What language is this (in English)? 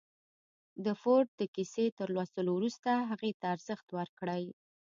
Pashto